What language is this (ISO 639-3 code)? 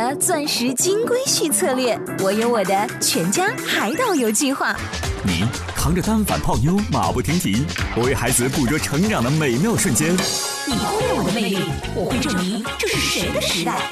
zho